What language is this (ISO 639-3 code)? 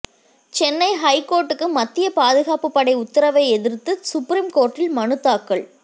tam